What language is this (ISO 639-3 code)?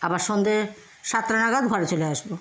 ben